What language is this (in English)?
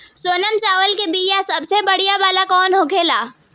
Bhojpuri